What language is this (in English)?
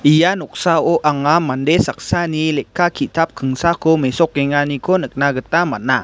Garo